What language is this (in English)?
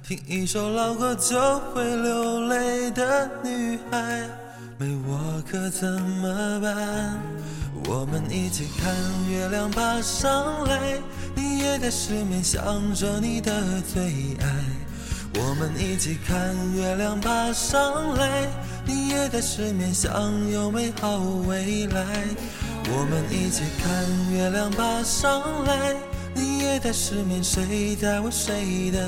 Chinese